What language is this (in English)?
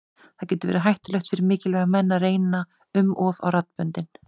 Icelandic